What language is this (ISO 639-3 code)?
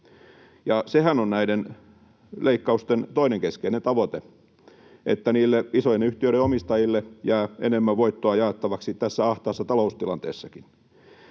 fin